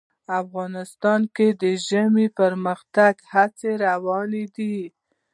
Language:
Pashto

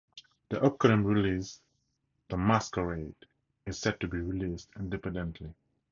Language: English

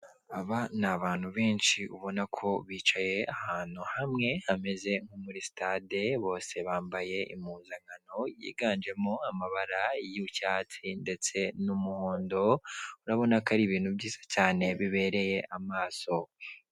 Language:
Kinyarwanda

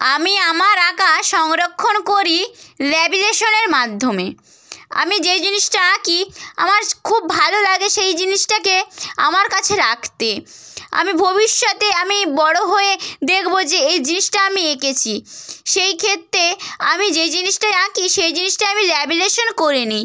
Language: Bangla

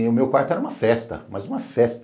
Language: Portuguese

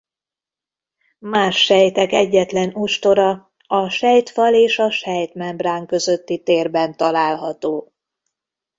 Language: Hungarian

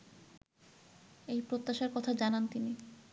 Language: Bangla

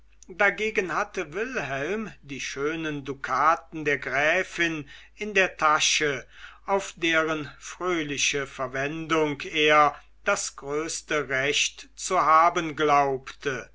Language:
German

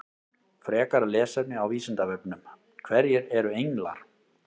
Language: Icelandic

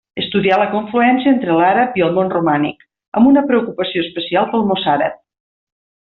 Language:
Catalan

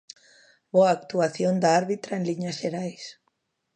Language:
Galician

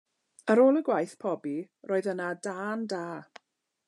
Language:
Welsh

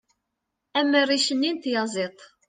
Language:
Kabyle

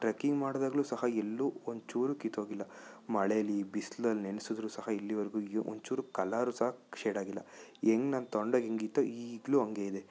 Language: Kannada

